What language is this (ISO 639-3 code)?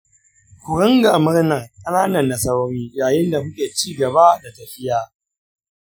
hau